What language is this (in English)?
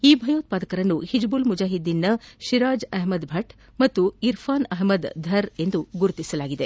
Kannada